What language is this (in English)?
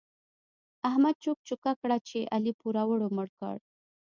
Pashto